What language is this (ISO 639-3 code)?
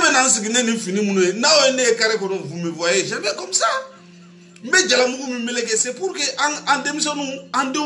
fra